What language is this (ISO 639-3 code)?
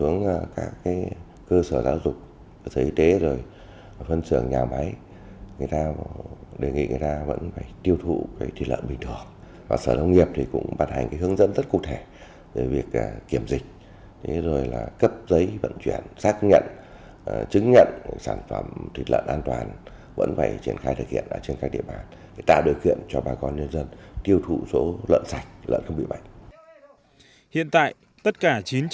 vie